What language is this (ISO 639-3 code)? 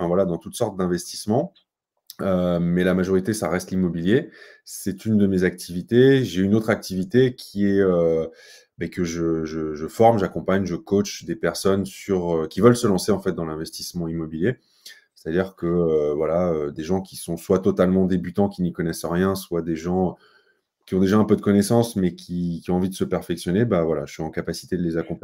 fra